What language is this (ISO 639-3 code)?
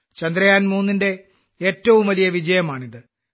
mal